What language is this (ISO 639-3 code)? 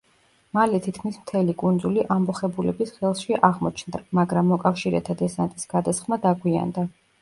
kat